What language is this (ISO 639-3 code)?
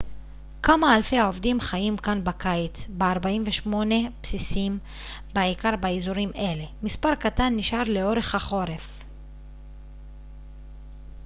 heb